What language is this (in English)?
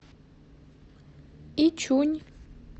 Russian